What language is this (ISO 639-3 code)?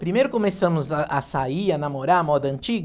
por